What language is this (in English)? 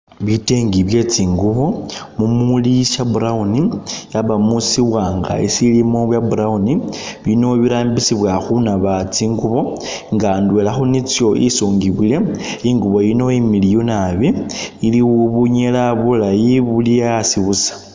Masaaba